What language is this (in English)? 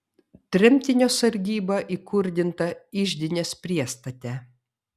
Lithuanian